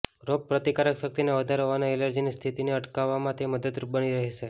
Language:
Gujarati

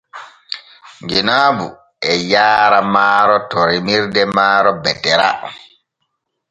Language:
Borgu Fulfulde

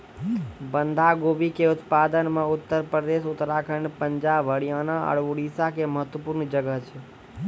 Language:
Maithili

